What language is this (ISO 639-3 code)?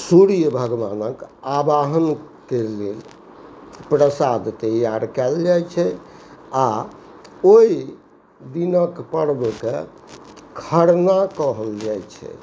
mai